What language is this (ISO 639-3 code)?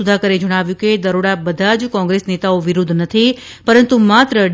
guj